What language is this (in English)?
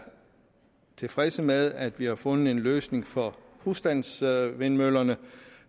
Danish